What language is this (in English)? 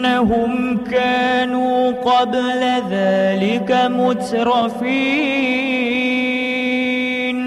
Arabic